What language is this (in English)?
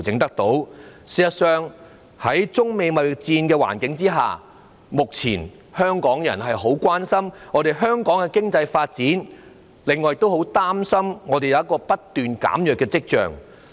Cantonese